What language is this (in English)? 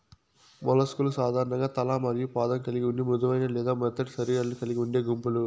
Telugu